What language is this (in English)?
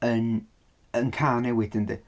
Welsh